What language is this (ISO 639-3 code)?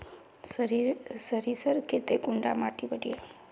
mag